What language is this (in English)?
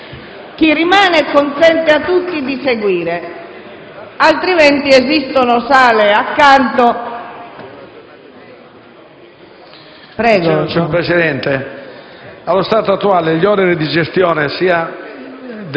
Italian